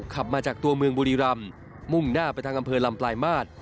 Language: Thai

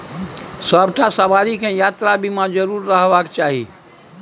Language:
Maithili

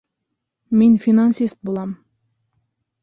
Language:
Bashkir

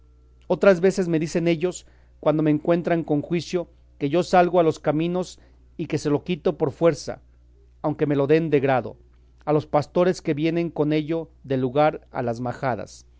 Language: Spanish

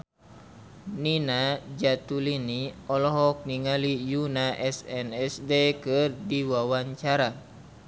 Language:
Sundanese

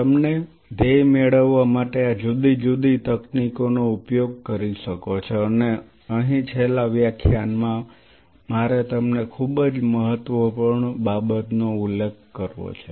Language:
Gujarati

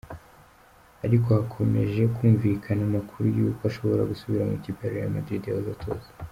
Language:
Kinyarwanda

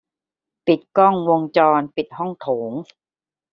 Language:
Thai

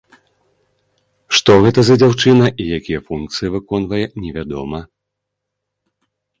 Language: Belarusian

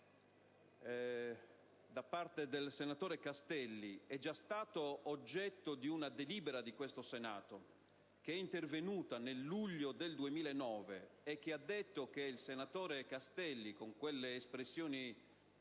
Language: Italian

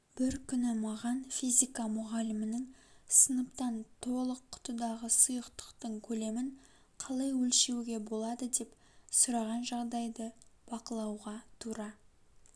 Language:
Kazakh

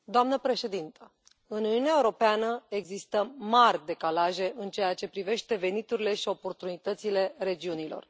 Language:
Romanian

